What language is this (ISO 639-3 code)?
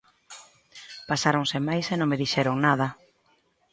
glg